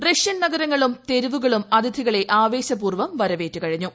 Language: Malayalam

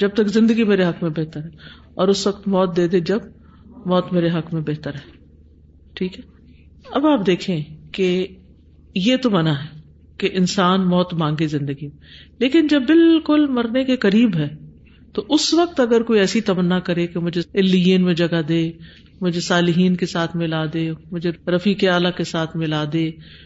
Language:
Urdu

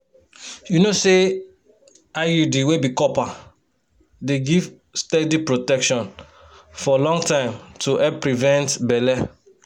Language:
Nigerian Pidgin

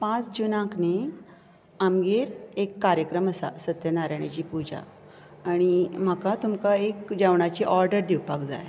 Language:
Konkani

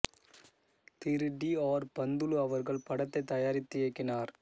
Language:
Tamil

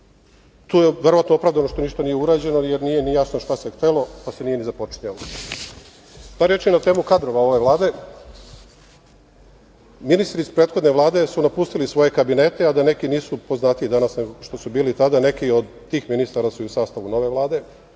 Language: Serbian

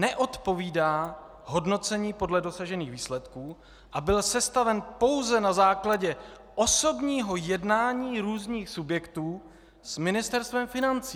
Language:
Czech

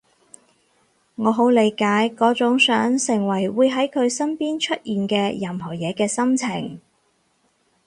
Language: Cantonese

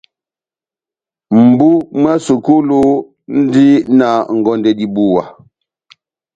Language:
Batanga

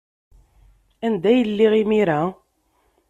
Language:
Kabyle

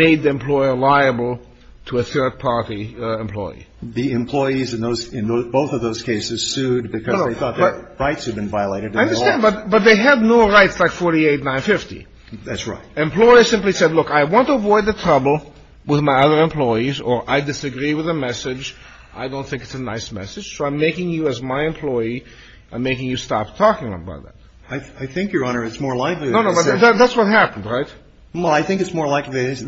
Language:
English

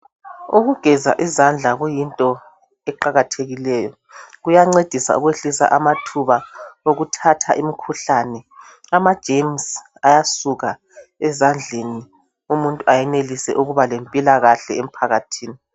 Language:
North Ndebele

